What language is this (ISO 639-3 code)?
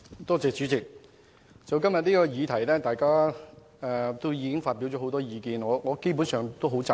yue